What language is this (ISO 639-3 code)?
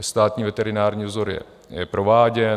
ces